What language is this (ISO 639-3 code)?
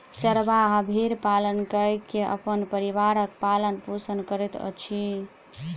mai